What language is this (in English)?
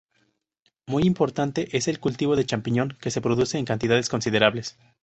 Spanish